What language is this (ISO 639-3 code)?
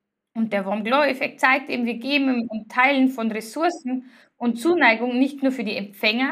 deu